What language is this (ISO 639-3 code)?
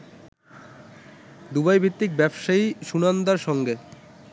ben